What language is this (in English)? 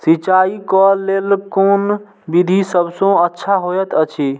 Maithili